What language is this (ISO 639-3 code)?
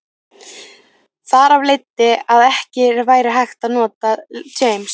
isl